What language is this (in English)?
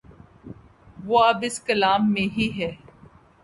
Urdu